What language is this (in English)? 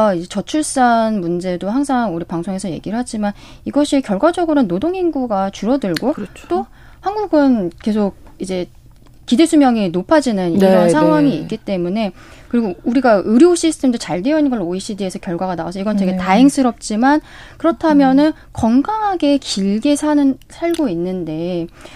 Korean